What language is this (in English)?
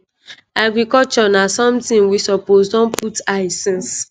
Nigerian Pidgin